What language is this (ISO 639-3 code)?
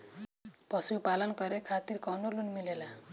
bho